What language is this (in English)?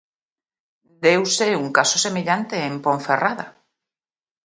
Galician